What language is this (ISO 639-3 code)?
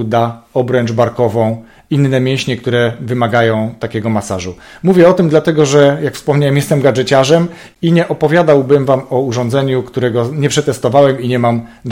pol